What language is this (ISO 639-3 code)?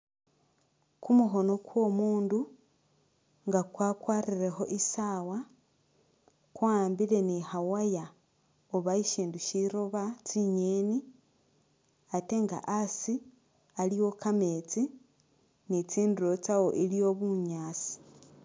myx